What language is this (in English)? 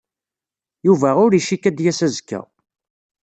Kabyle